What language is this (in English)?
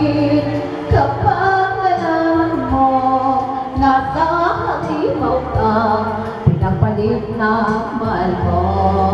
Thai